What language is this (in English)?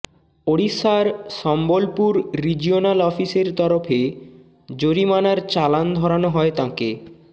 Bangla